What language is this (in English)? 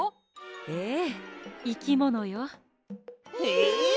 Japanese